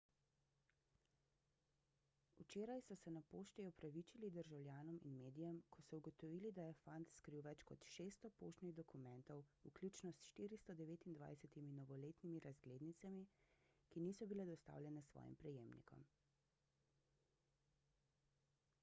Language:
Slovenian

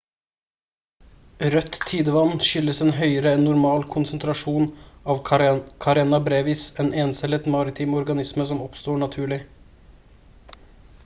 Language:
Norwegian Bokmål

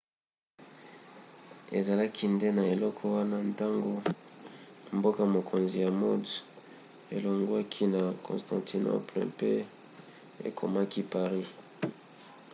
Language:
Lingala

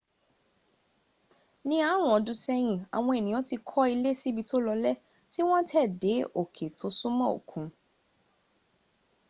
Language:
Yoruba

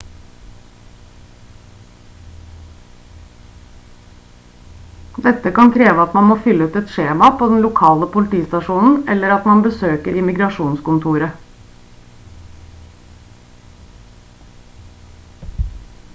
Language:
Norwegian Bokmål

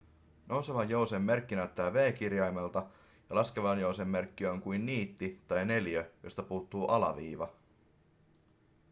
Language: Finnish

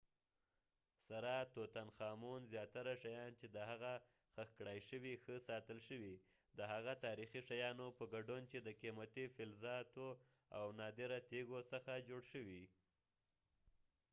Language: Pashto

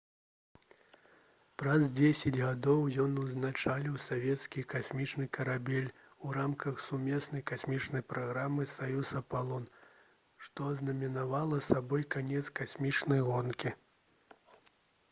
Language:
Belarusian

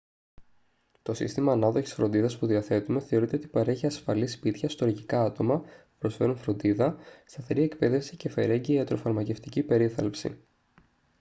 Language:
Greek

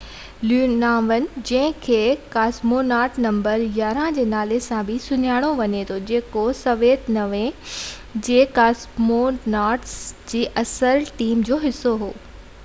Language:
Sindhi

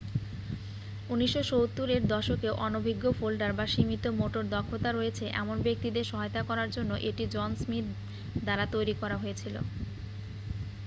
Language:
Bangla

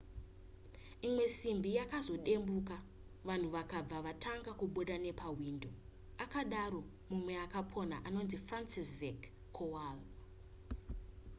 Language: Shona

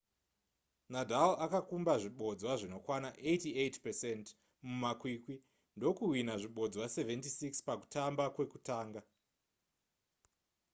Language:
Shona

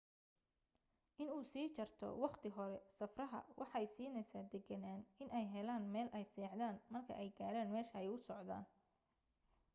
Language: Somali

